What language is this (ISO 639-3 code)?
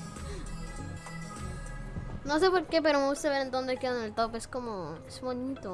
spa